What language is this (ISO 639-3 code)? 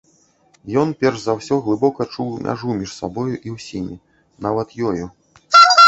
bel